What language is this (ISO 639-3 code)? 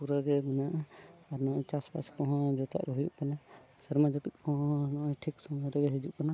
sat